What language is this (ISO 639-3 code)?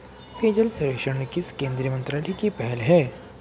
hin